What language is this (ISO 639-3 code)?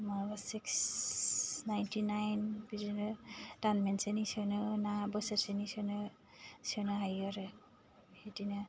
brx